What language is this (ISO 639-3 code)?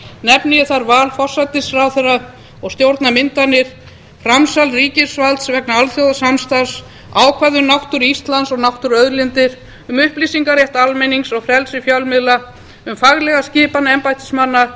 isl